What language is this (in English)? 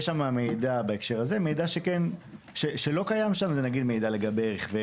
Hebrew